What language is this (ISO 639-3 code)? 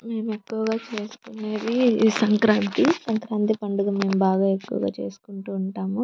tel